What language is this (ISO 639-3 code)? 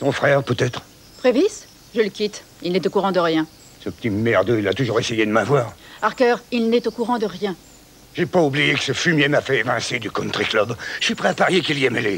fra